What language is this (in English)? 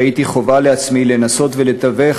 Hebrew